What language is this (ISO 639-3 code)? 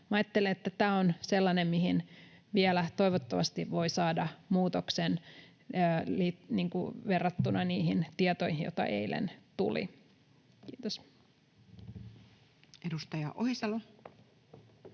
fin